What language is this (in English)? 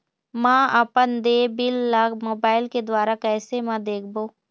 Chhattisgarhi